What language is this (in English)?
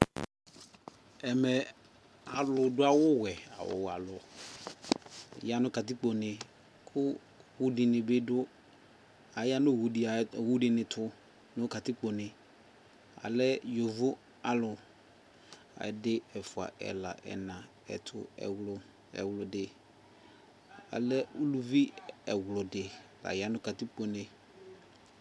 Ikposo